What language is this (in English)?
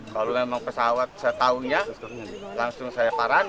Indonesian